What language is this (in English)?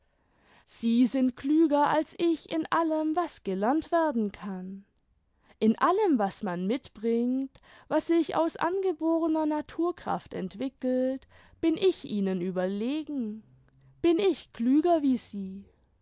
German